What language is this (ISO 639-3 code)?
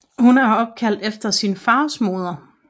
dan